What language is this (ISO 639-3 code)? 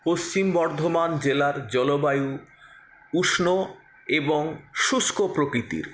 ben